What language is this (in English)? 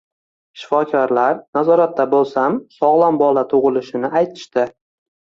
Uzbek